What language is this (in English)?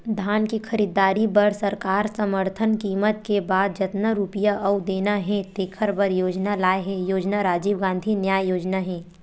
Chhattisgarhi